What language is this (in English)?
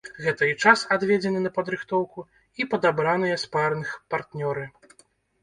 Belarusian